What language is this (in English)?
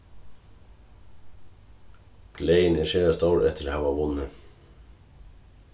Faroese